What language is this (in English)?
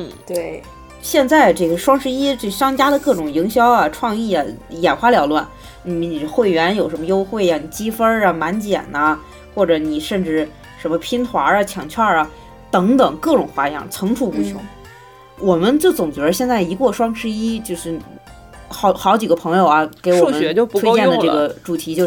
Chinese